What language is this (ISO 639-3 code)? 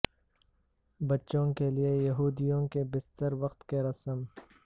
urd